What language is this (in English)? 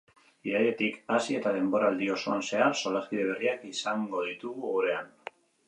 Basque